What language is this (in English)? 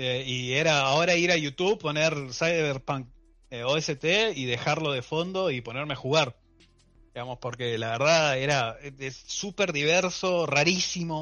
Spanish